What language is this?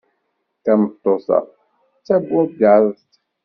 Kabyle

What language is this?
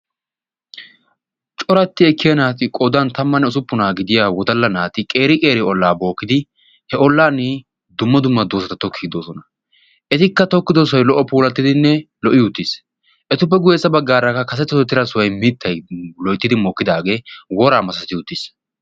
Wolaytta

